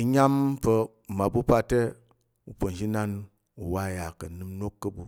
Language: Tarok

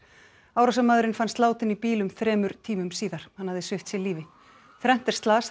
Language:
Icelandic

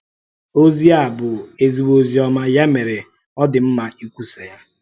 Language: Igbo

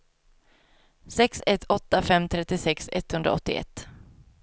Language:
Swedish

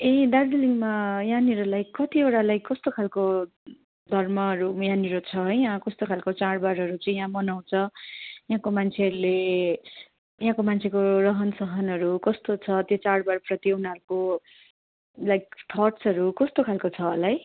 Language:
Nepali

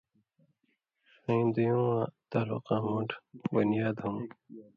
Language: Indus Kohistani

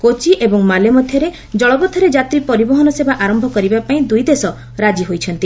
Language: Odia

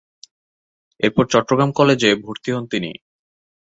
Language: Bangla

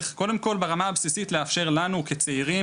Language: Hebrew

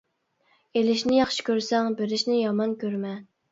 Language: Uyghur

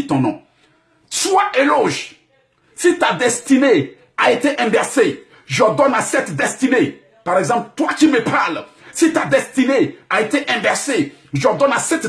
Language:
French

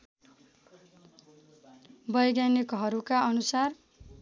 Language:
Nepali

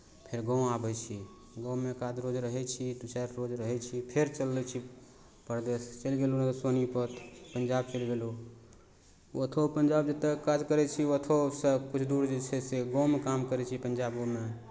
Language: Maithili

